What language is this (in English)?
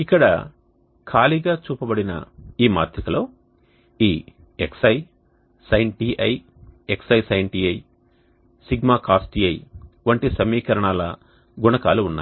Telugu